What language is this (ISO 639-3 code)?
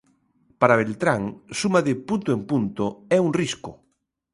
glg